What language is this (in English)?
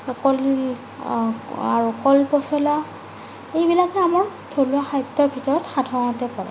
Assamese